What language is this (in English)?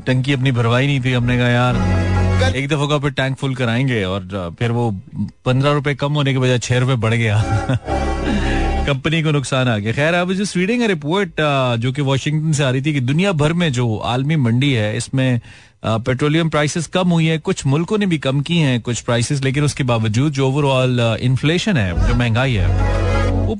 Hindi